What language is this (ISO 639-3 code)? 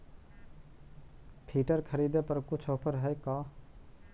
mag